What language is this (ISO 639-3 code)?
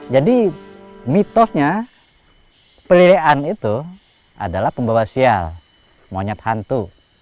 ind